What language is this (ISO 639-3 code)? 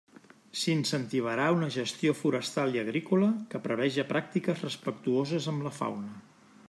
cat